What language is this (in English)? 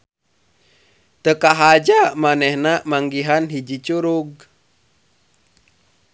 Sundanese